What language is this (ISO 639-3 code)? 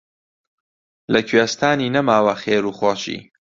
ckb